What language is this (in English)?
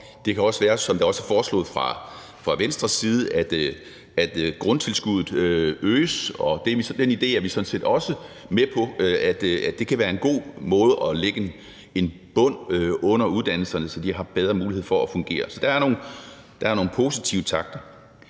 Danish